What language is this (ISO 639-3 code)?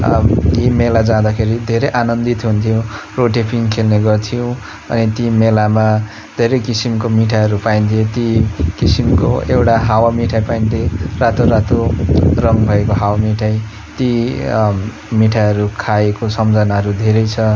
nep